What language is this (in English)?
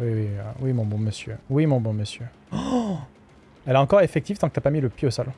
French